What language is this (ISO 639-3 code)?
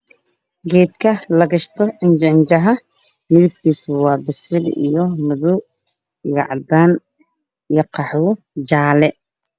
som